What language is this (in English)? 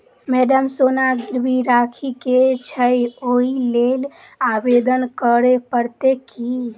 Maithili